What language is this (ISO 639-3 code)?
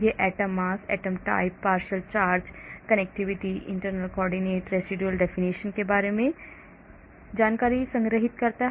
hin